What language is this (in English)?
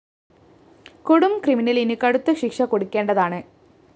Malayalam